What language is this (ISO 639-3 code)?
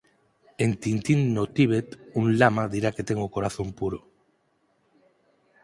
glg